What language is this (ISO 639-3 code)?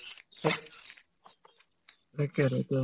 asm